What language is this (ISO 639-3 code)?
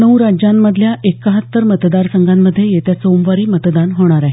mar